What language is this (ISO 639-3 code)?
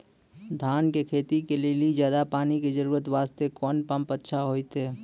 mai